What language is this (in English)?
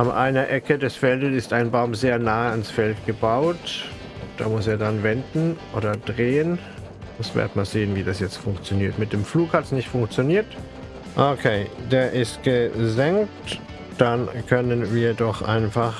German